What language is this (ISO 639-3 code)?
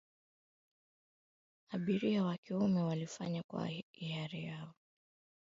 swa